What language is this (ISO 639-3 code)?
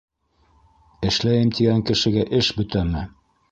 bak